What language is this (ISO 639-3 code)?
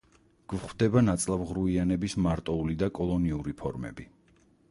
kat